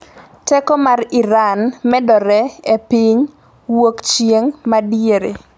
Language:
Luo (Kenya and Tanzania)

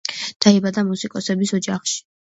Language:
Georgian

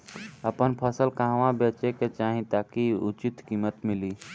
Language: Bhojpuri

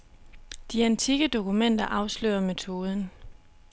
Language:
Danish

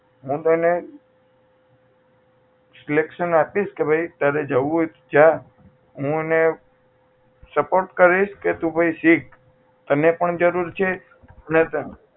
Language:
Gujarati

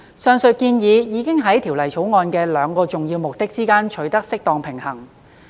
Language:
Cantonese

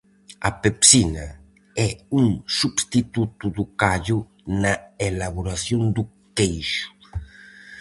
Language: Galician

